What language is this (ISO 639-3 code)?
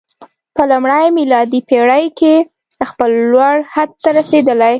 pus